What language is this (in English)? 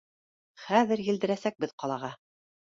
Bashkir